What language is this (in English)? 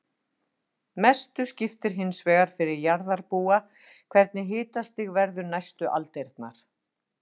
Icelandic